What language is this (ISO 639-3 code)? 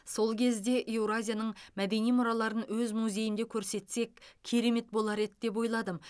kaz